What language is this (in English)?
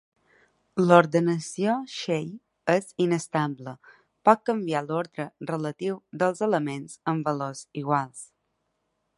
Catalan